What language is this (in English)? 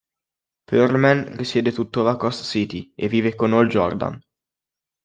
Italian